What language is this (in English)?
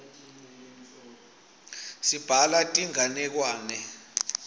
Swati